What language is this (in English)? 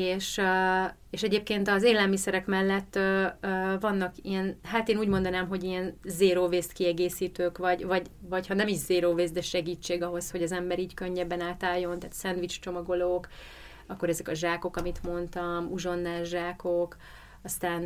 Hungarian